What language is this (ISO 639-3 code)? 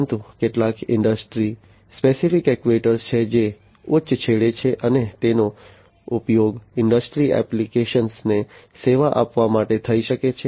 guj